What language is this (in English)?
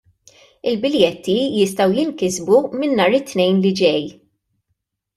Maltese